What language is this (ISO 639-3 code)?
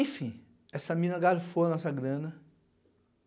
por